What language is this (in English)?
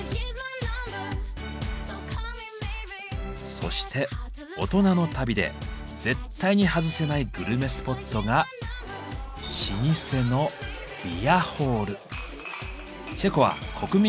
Japanese